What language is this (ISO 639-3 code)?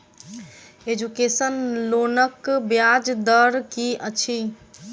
mai